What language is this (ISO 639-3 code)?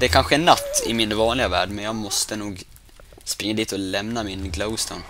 swe